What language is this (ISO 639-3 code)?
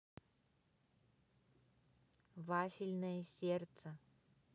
rus